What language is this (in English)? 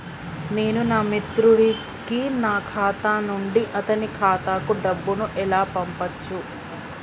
Telugu